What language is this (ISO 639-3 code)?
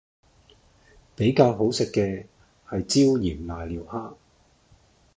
yue